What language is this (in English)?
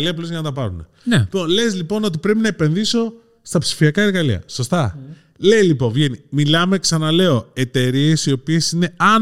Greek